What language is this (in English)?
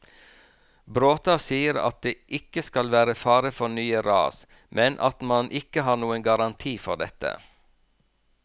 Norwegian